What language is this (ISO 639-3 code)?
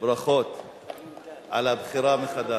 heb